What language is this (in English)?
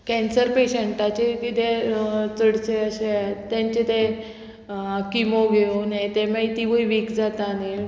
Konkani